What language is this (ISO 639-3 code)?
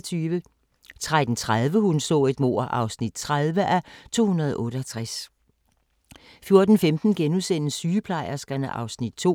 dan